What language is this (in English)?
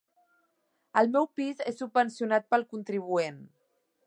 Catalan